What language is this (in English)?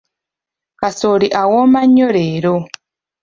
Ganda